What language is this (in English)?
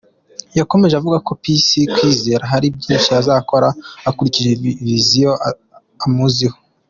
Kinyarwanda